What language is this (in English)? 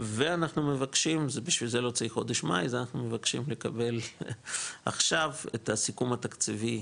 Hebrew